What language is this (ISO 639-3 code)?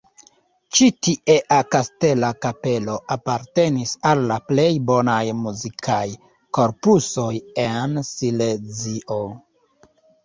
epo